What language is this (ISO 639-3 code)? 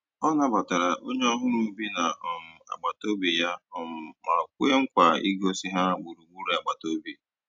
ibo